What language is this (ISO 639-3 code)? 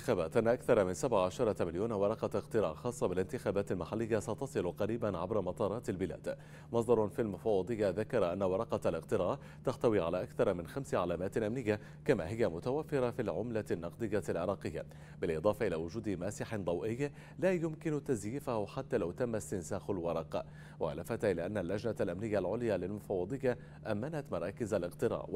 ara